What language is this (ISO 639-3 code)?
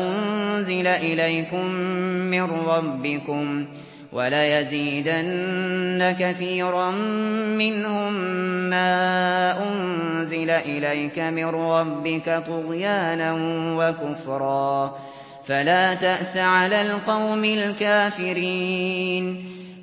ara